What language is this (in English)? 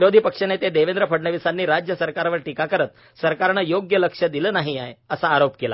Marathi